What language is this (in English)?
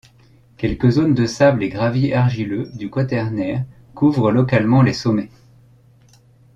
French